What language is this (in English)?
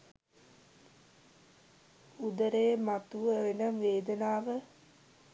Sinhala